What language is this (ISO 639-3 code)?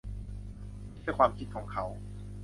tha